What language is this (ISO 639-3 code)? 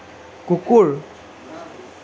asm